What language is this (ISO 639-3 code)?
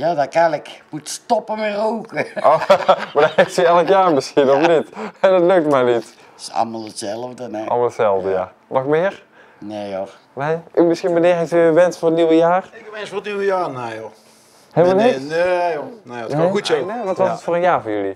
nld